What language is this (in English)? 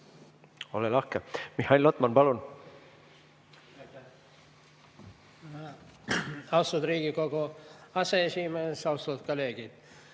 Estonian